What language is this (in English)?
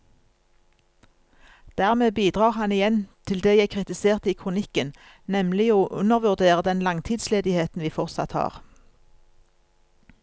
Norwegian